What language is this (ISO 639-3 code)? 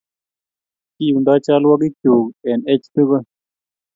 kln